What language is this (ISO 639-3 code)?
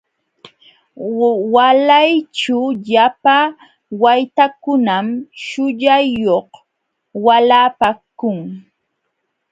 qxw